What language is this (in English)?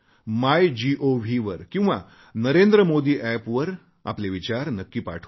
Marathi